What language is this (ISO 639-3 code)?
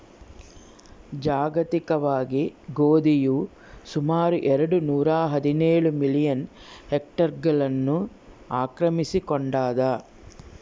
kan